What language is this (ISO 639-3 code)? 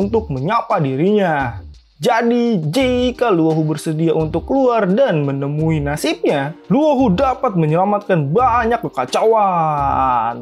ind